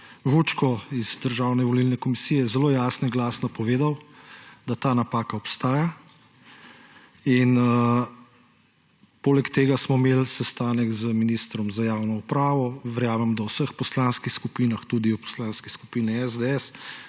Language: Slovenian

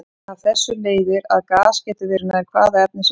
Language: Icelandic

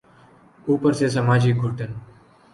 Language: Urdu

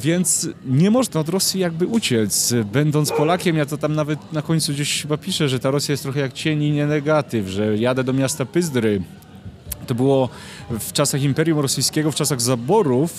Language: Polish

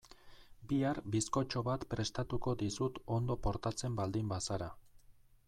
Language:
Basque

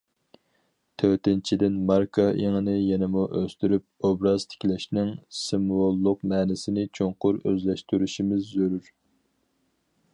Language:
Uyghur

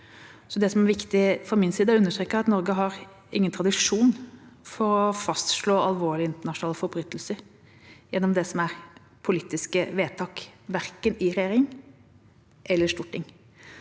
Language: Norwegian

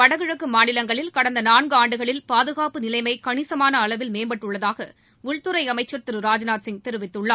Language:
Tamil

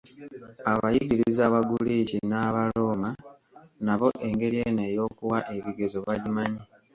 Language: Ganda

